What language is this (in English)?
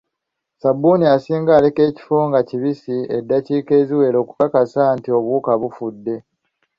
Ganda